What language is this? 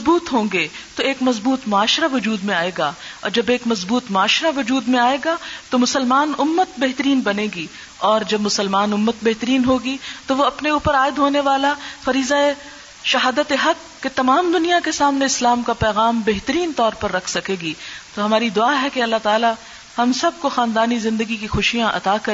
Urdu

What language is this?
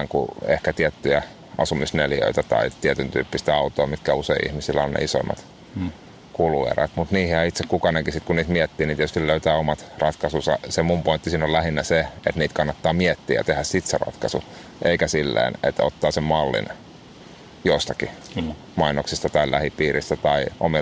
Finnish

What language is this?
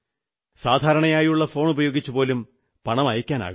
Malayalam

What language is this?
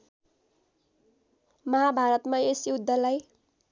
Nepali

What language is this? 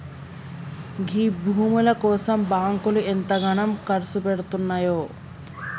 Telugu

